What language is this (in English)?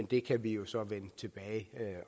Danish